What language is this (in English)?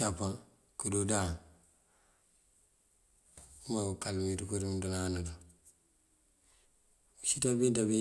Mandjak